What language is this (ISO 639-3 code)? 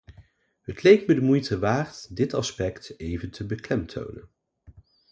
nld